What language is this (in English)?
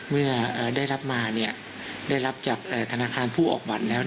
Thai